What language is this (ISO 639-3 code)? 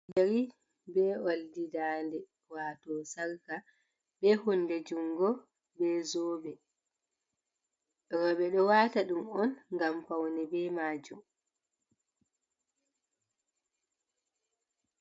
ful